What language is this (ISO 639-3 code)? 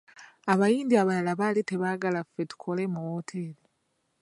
lug